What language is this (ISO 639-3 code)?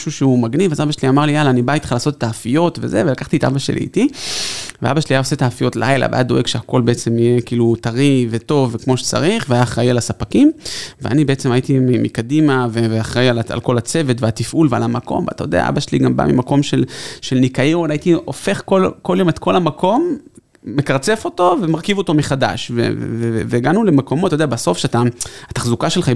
heb